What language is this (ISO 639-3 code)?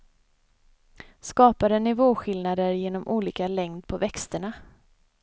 swe